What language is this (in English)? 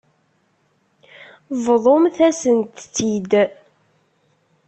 Kabyle